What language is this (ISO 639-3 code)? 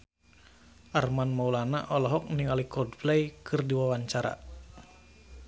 sun